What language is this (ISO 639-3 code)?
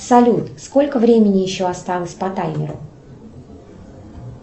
rus